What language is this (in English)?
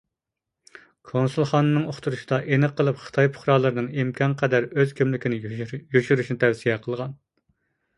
Uyghur